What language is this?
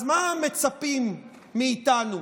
Hebrew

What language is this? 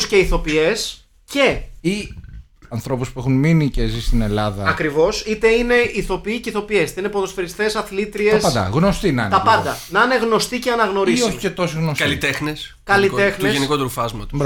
Greek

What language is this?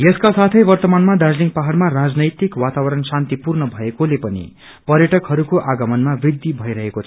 Nepali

